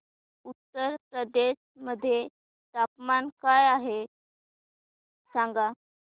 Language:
Marathi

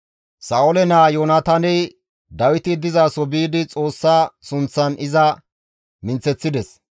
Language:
Gamo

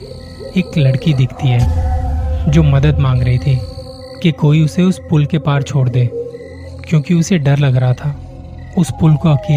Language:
Hindi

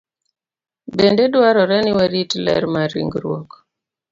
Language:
Luo (Kenya and Tanzania)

